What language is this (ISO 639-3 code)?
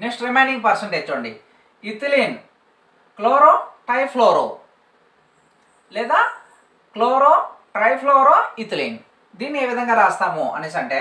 eng